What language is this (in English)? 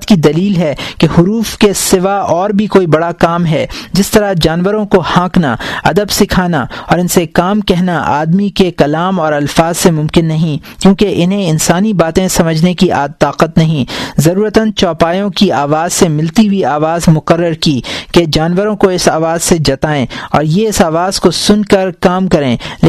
Urdu